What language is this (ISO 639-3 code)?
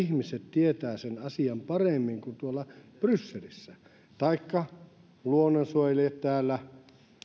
fin